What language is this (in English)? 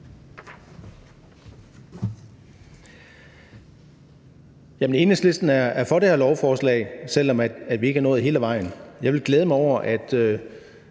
Danish